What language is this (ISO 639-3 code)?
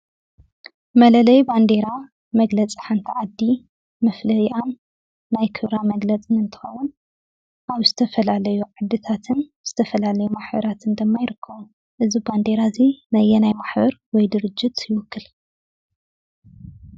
tir